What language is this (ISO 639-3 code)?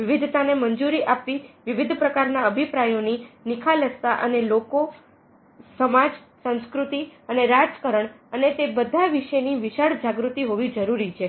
guj